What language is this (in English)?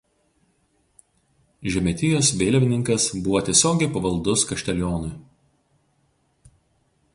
Lithuanian